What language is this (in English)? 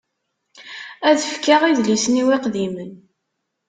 Kabyle